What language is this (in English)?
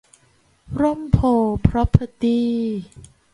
Thai